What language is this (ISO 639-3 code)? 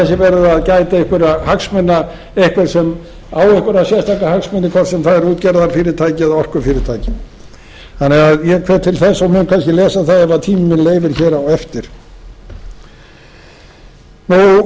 isl